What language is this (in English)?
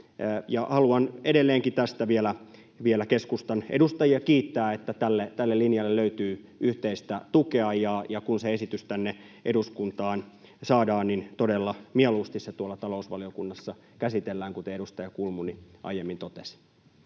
Finnish